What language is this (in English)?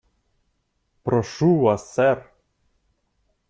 Russian